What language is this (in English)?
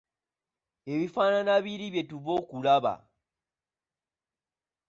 Ganda